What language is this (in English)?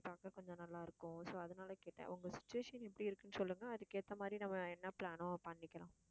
Tamil